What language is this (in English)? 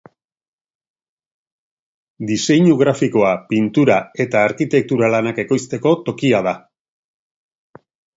Basque